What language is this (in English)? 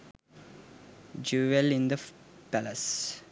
Sinhala